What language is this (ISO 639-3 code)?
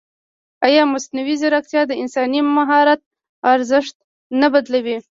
pus